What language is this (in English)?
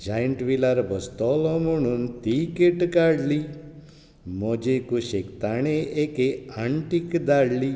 Konkani